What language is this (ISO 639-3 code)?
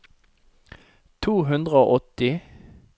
nor